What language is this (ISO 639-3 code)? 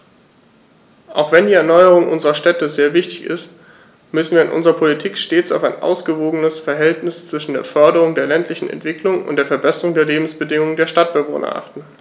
deu